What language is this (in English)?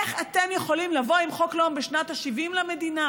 Hebrew